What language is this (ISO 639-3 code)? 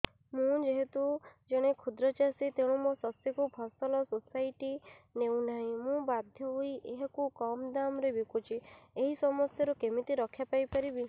ori